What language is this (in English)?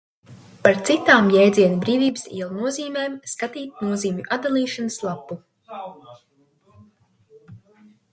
Latvian